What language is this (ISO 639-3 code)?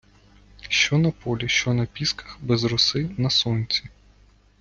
ukr